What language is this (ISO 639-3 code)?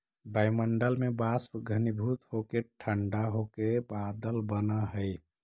mag